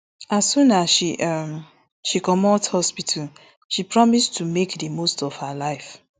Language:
Nigerian Pidgin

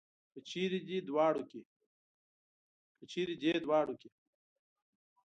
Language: Pashto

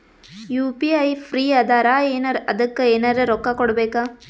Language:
Kannada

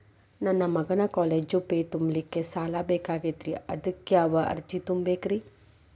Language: Kannada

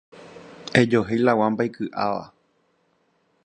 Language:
Guarani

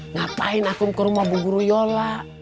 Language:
Indonesian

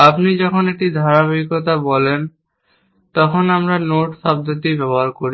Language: Bangla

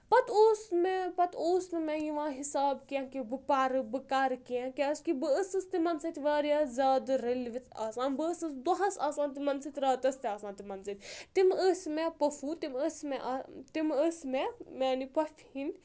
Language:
Kashmiri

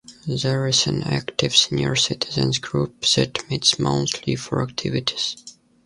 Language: English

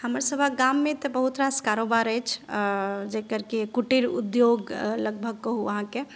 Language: Maithili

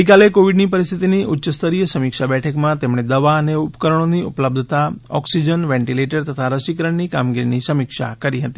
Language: Gujarati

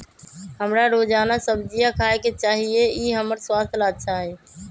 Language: Magahi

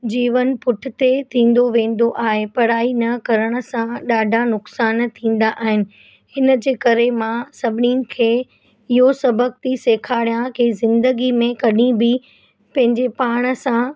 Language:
Sindhi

